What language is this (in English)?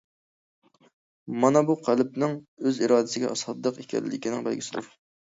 Uyghur